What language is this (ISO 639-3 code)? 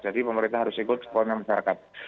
ind